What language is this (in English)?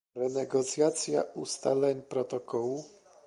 Polish